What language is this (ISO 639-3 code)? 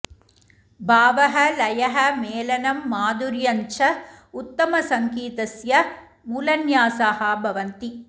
san